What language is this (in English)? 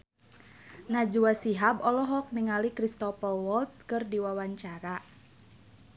Sundanese